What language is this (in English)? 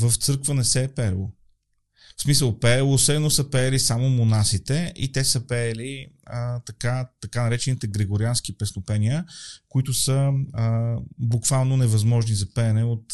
Bulgarian